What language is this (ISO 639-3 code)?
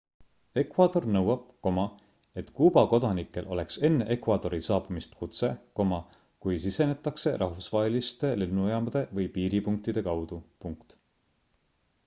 est